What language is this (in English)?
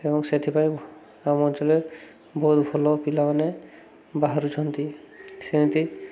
Odia